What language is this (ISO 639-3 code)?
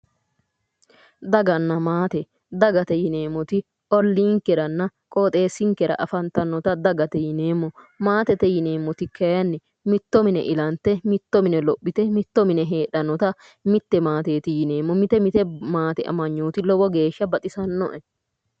sid